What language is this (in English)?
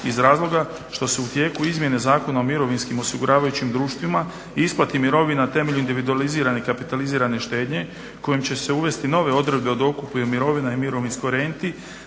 Croatian